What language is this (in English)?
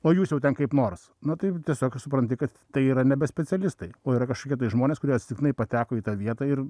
Lithuanian